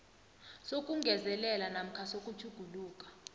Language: South Ndebele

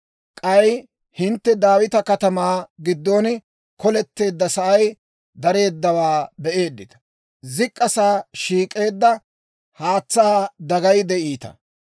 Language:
Dawro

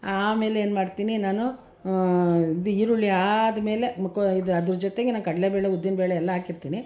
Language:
Kannada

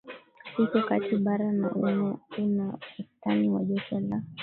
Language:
Swahili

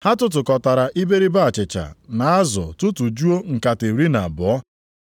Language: Igbo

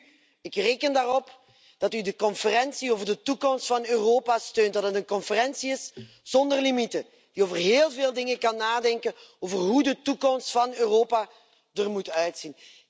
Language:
Dutch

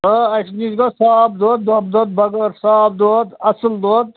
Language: Kashmiri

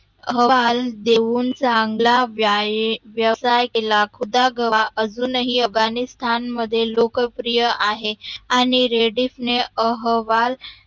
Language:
Marathi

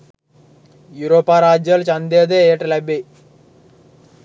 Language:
Sinhala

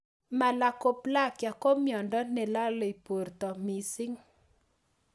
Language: Kalenjin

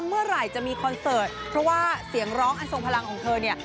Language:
Thai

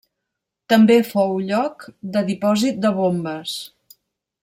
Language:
Catalan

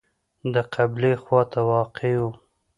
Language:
Pashto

